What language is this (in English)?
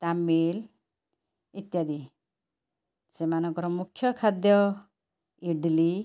Odia